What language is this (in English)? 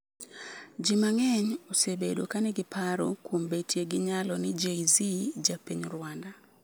Luo (Kenya and Tanzania)